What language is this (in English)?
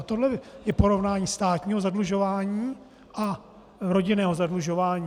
Czech